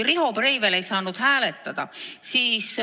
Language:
Estonian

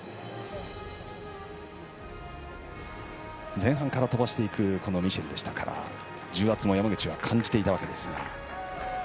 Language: Japanese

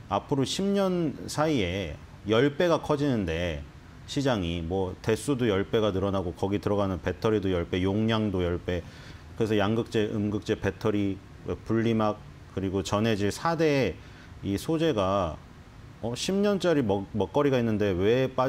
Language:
Korean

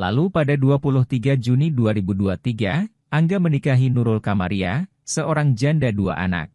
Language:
Indonesian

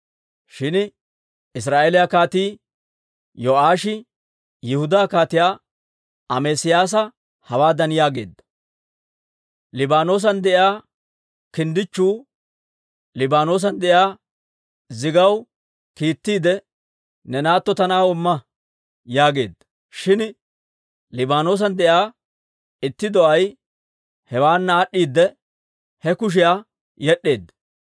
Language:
Dawro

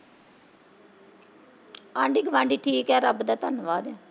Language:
Punjabi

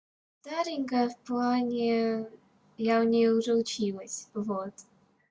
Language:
Russian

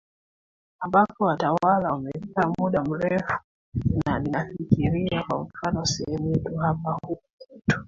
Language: Swahili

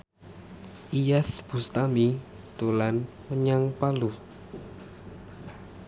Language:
Javanese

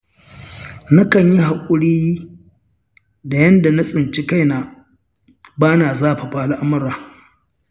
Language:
Hausa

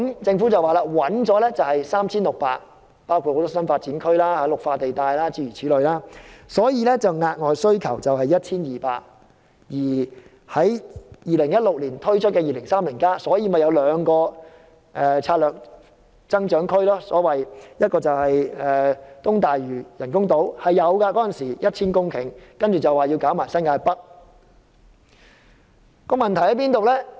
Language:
Cantonese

